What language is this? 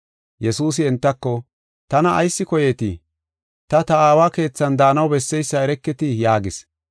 Gofa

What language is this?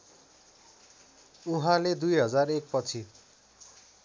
Nepali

